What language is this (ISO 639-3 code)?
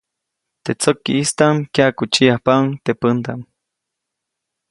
zoc